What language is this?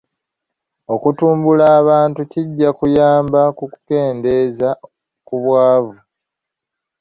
Ganda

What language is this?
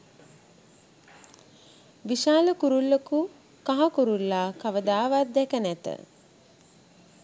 Sinhala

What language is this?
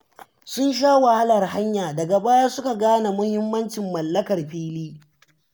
Hausa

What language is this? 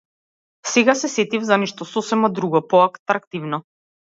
Macedonian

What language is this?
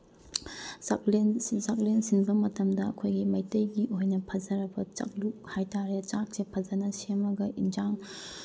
Manipuri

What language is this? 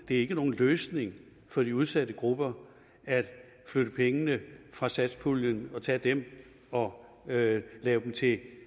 Danish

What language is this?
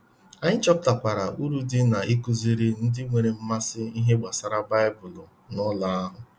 Igbo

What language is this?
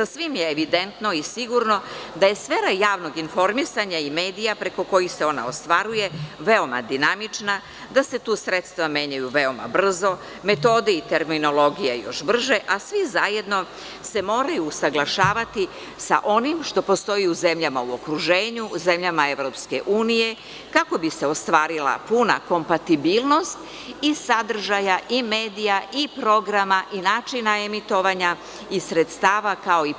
Serbian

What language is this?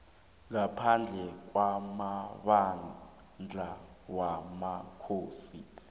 South Ndebele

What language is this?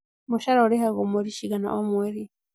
Kikuyu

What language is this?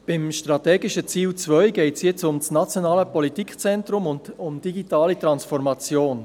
Swiss German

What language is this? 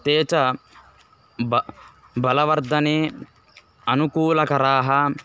Sanskrit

